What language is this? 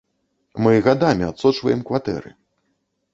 Belarusian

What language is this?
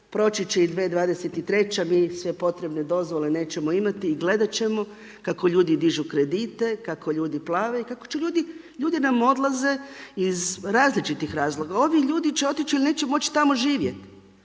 Croatian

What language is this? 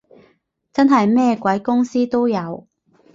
Cantonese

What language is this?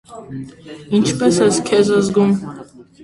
Armenian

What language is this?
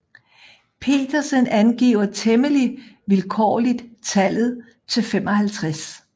Danish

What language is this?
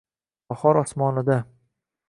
Uzbek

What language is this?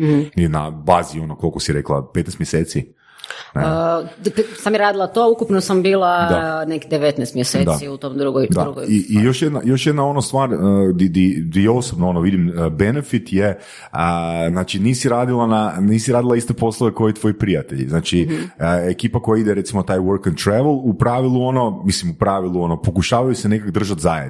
Croatian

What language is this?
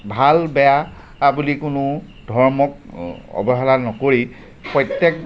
Assamese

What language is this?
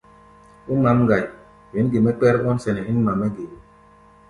Gbaya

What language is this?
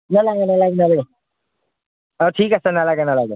Assamese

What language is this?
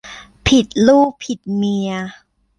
Thai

